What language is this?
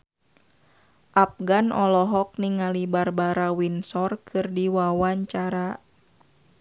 Sundanese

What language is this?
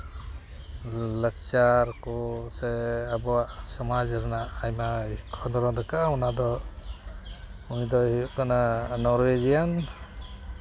Santali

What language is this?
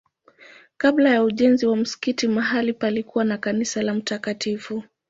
Swahili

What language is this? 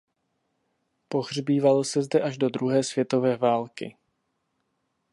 Czech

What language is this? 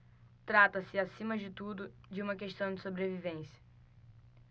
Portuguese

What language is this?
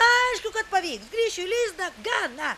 Lithuanian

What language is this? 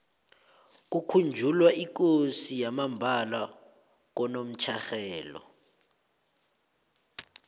South Ndebele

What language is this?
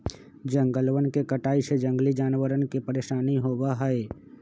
Magahi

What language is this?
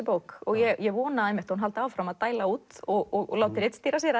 Icelandic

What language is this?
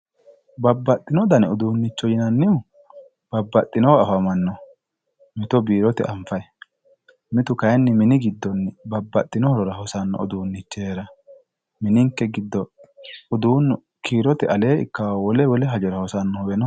Sidamo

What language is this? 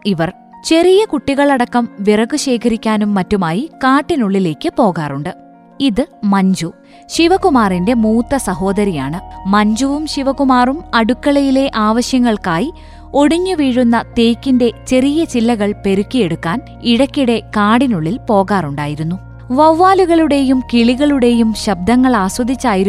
Malayalam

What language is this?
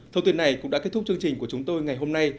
Vietnamese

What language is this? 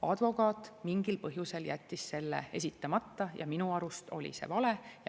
Estonian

